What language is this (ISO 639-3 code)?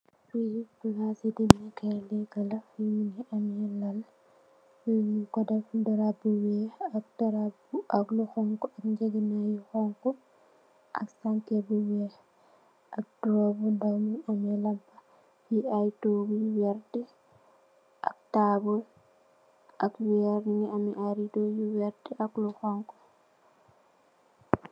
wol